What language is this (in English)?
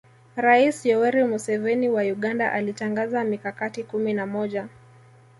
Swahili